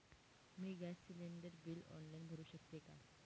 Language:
Marathi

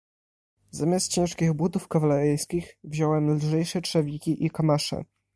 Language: Polish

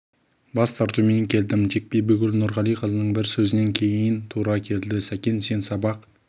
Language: Kazakh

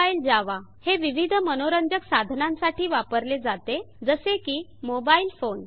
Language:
Marathi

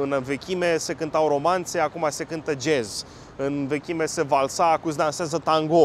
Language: Romanian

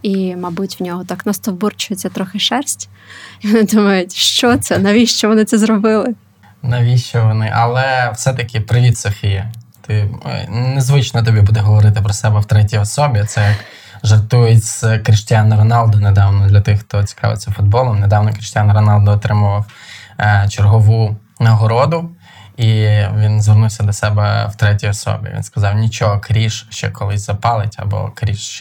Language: Ukrainian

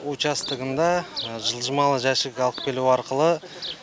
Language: Kazakh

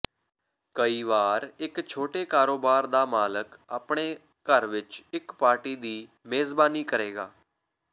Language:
Punjabi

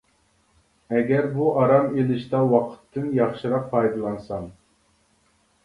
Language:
Uyghur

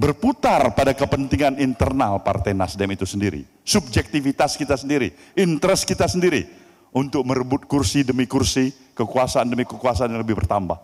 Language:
Indonesian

